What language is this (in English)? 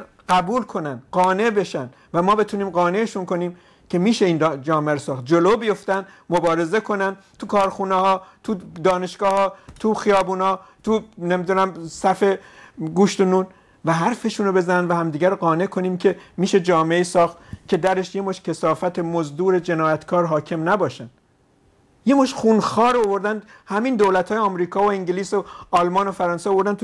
Persian